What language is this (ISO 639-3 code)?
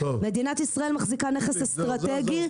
heb